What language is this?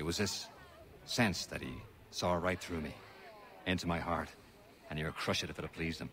Polish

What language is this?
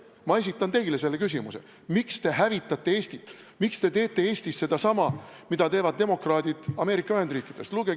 Estonian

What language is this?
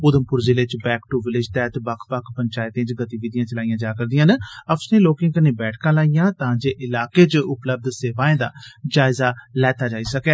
Dogri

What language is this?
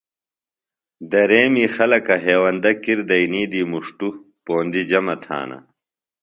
Phalura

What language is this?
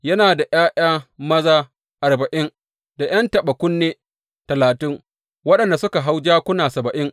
Hausa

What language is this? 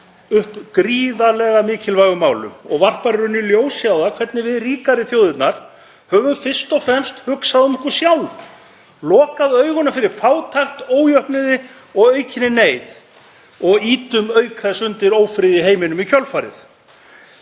Icelandic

